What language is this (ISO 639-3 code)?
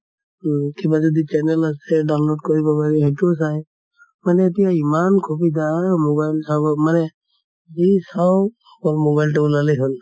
asm